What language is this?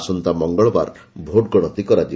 Odia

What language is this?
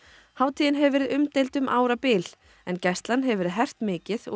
Icelandic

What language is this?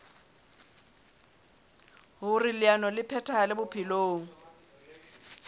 Southern Sotho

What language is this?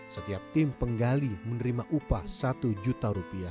Indonesian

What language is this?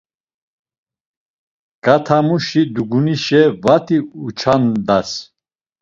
Laz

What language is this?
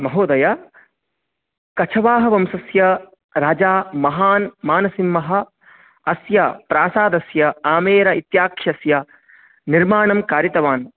Sanskrit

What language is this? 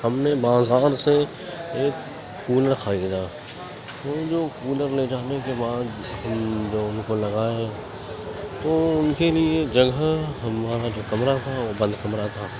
Urdu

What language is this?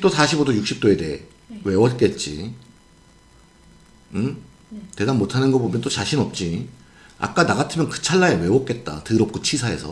Korean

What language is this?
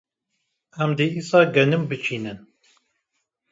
Kurdish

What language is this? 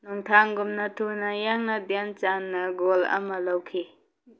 Manipuri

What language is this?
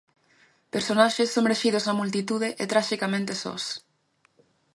Galician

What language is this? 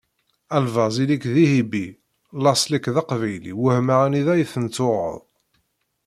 Kabyle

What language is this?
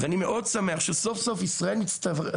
Hebrew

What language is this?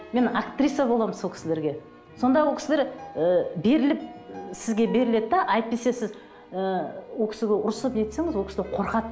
Kazakh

